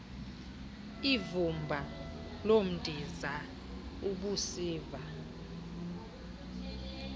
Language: Xhosa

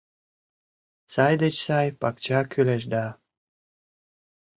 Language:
Mari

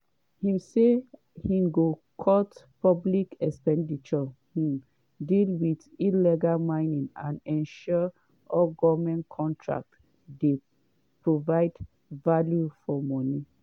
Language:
Nigerian Pidgin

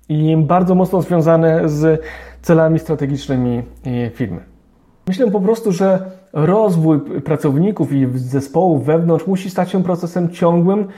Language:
Polish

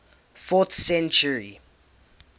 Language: English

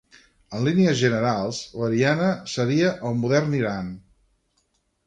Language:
Catalan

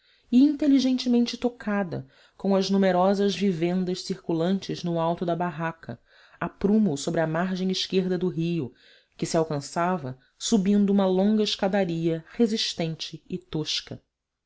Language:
Portuguese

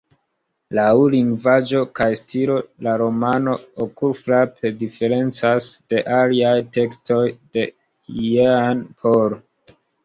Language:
Esperanto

